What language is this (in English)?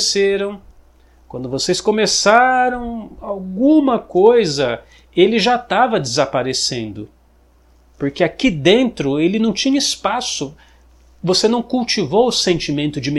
Portuguese